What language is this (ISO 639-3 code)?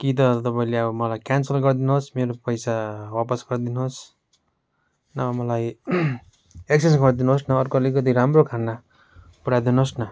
nep